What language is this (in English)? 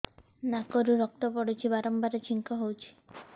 Odia